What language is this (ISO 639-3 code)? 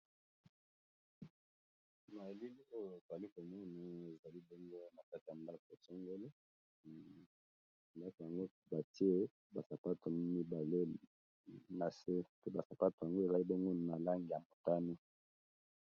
lin